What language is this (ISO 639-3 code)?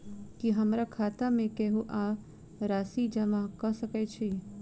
mai